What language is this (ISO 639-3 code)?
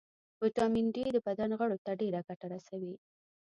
pus